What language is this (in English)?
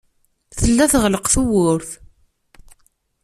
Kabyle